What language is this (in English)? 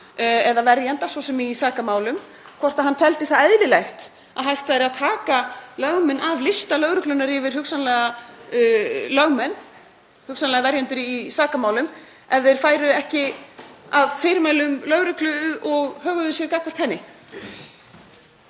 Icelandic